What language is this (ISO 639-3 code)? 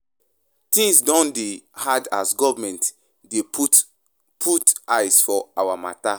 pcm